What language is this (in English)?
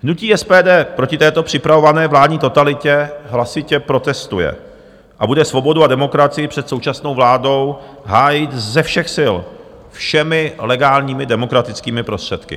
Czech